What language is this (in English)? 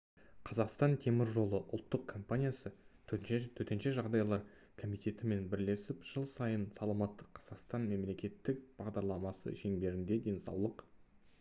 Kazakh